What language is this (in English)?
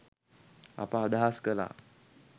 Sinhala